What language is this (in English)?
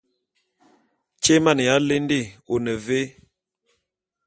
Bulu